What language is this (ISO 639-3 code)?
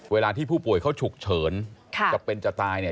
tha